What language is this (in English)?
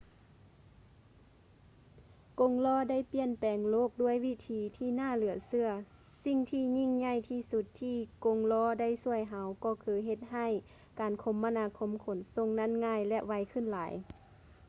Lao